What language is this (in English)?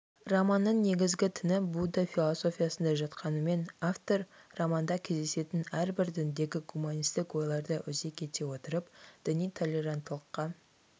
Kazakh